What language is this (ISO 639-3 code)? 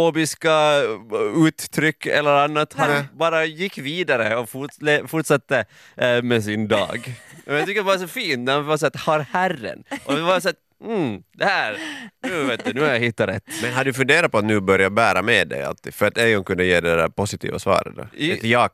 swe